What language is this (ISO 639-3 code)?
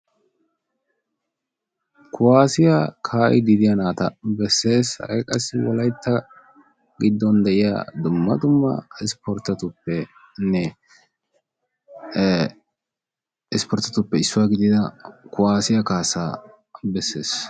wal